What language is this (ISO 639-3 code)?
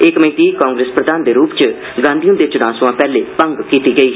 doi